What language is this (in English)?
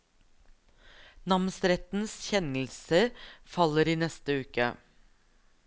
Norwegian